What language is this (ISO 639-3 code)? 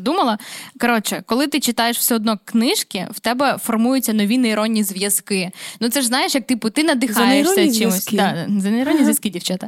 ukr